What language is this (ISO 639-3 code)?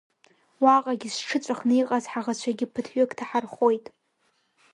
abk